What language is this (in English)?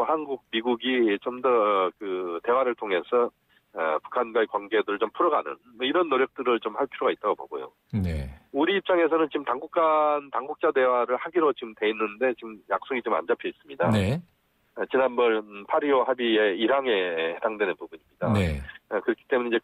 Korean